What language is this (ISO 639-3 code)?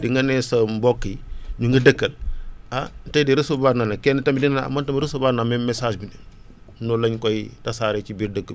wol